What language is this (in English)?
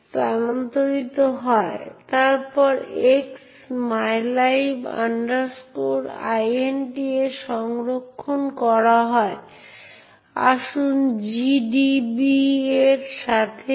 Bangla